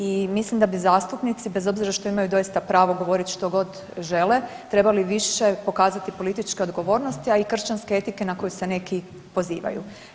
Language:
Croatian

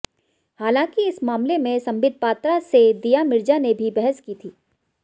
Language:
Hindi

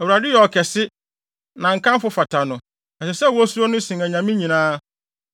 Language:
Akan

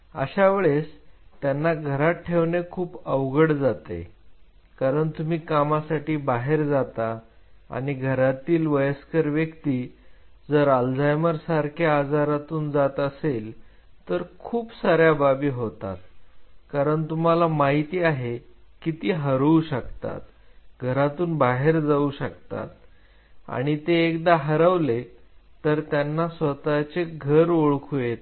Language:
Marathi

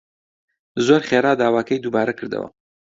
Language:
Central Kurdish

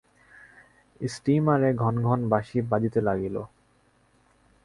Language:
Bangla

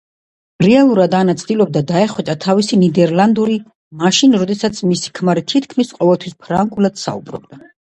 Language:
Georgian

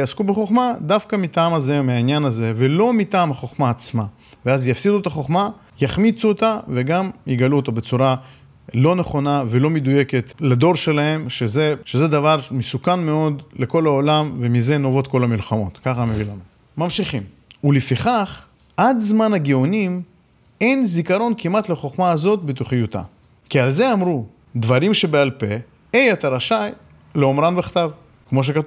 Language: Hebrew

